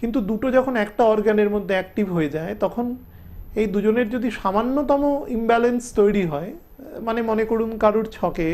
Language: Hindi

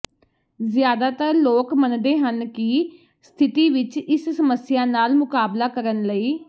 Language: Punjabi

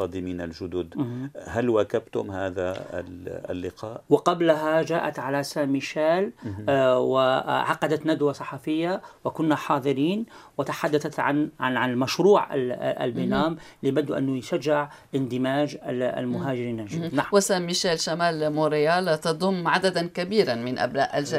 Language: Arabic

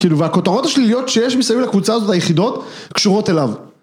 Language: Hebrew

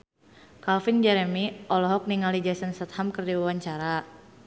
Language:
Sundanese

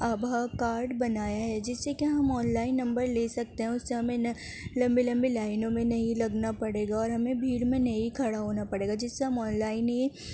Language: Urdu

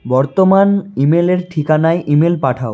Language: Bangla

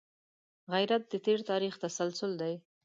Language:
Pashto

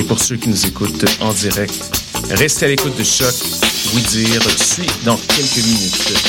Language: French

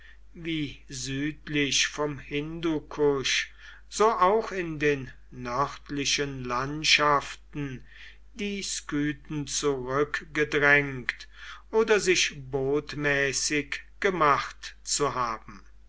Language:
German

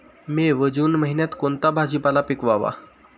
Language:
Marathi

